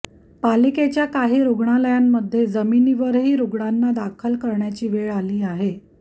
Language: Marathi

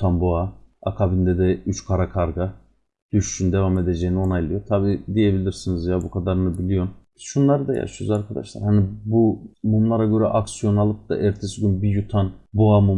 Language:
Turkish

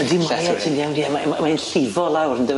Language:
Welsh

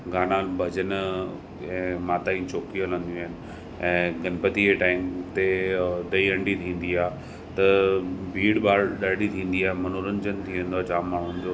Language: Sindhi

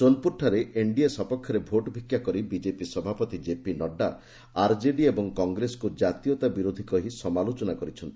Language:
Odia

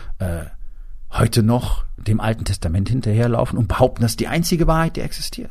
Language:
German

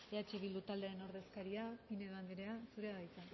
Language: Basque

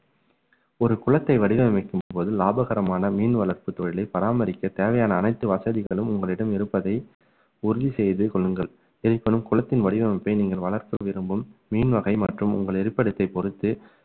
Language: Tamil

